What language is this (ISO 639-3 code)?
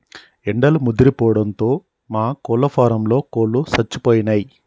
tel